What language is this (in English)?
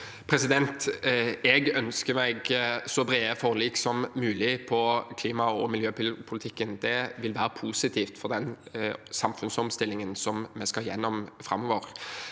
Norwegian